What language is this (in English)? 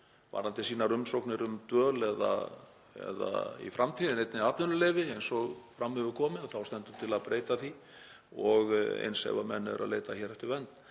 Icelandic